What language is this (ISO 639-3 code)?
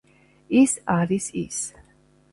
kat